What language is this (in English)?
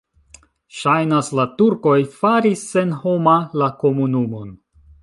Esperanto